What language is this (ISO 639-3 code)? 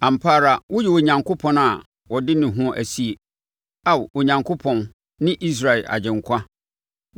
aka